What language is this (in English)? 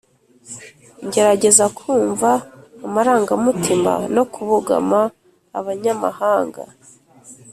Kinyarwanda